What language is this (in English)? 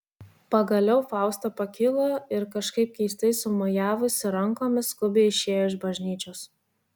Lithuanian